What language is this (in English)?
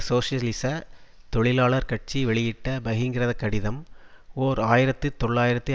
Tamil